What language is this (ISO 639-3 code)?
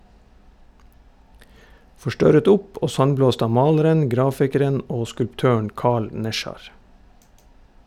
nor